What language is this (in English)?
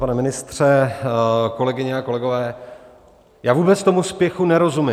Czech